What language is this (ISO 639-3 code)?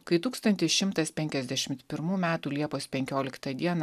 lit